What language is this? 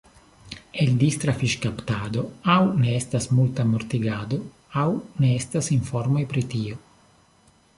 Esperanto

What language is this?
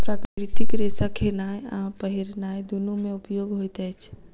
Maithili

